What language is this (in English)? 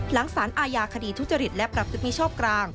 Thai